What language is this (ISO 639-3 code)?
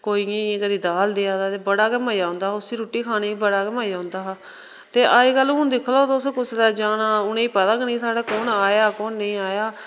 doi